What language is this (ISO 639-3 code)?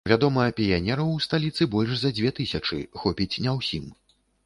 bel